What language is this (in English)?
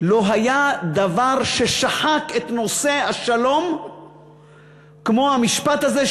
Hebrew